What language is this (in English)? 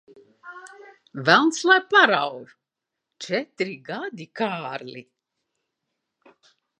Latvian